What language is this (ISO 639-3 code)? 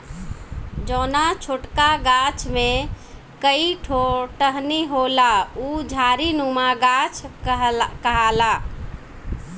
bho